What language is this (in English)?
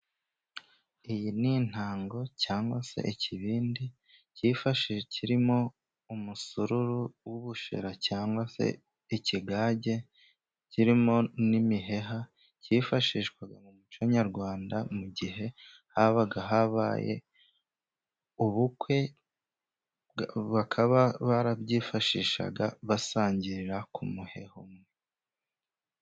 Kinyarwanda